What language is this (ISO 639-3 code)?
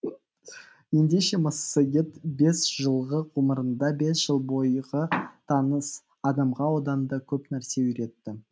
kaz